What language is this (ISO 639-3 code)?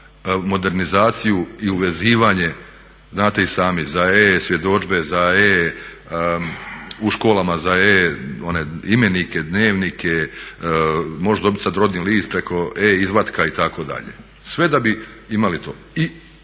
hrv